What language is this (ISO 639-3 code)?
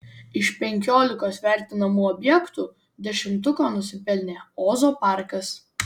lit